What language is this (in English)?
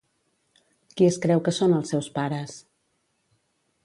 Catalan